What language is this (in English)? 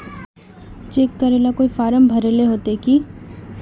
Magahi